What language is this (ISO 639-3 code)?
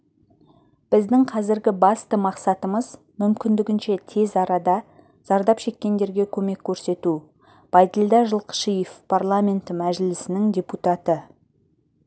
kaz